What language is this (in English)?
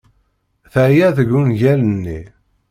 Kabyle